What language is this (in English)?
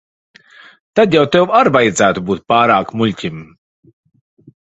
Latvian